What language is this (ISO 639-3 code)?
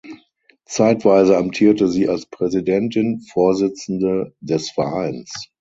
deu